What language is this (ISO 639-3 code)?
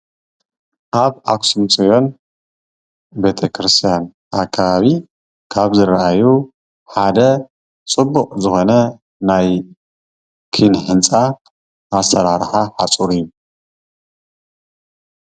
tir